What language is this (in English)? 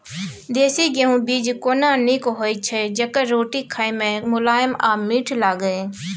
Maithili